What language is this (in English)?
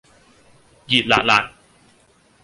Cantonese